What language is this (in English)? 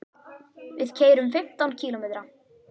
Icelandic